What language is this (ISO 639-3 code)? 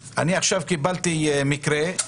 heb